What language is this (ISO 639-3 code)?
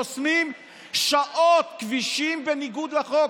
heb